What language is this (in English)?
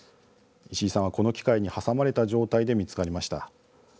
Japanese